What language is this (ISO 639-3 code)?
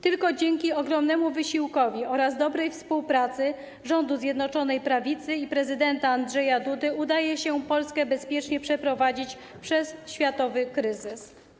pol